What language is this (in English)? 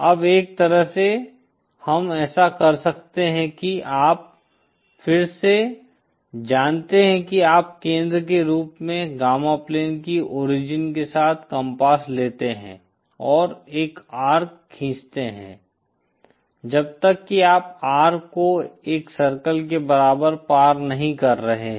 Hindi